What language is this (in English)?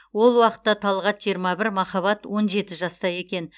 Kazakh